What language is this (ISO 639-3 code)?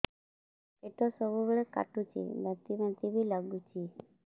ori